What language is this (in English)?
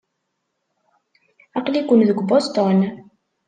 Kabyle